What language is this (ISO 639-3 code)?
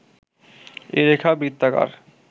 ben